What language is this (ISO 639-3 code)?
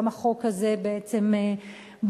heb